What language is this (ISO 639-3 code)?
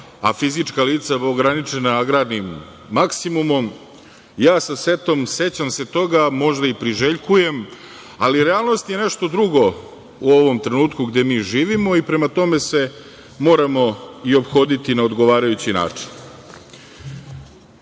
srp